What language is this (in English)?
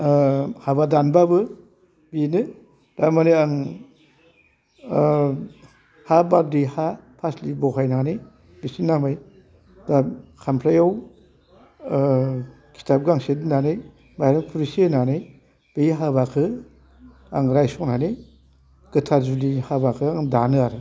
Bodo